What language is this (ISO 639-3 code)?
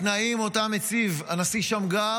heb